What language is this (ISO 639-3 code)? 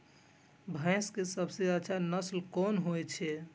mai